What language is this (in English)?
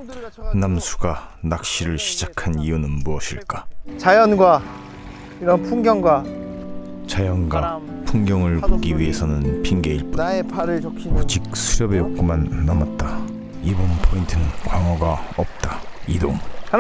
Korean